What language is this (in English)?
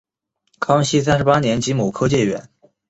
Chinese